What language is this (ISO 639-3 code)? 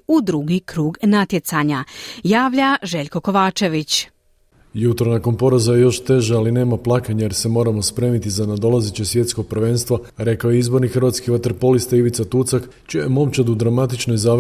hrv